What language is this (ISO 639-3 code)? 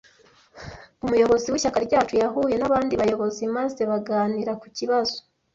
kin